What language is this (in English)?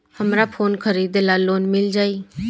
Bhojpuri